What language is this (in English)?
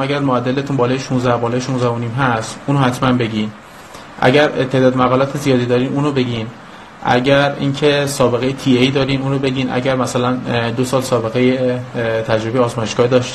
Persian